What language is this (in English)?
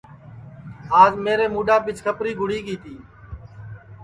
Sansi